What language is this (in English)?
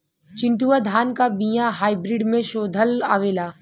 Bhojpuri